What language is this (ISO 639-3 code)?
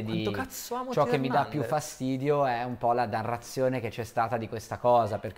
ita